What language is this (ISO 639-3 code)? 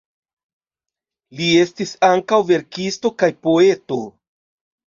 epo